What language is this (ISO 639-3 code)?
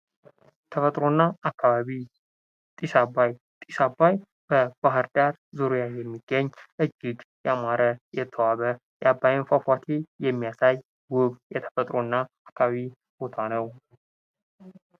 amh